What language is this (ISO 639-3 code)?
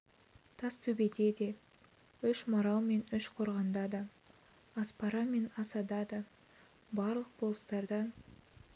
kaz